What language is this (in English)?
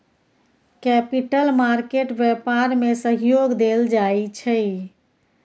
Maithili